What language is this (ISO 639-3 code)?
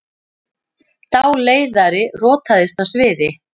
isl